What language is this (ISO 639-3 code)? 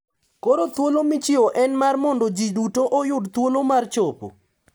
luo